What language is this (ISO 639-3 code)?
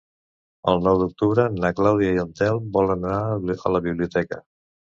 cat